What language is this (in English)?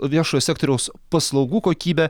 Lithuanian